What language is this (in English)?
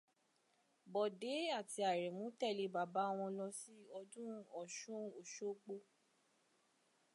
Yoruba